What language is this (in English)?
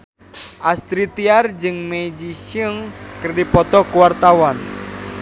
Sundanese